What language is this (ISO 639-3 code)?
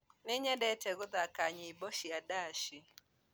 kik